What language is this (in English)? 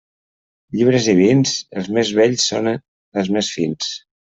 Catalan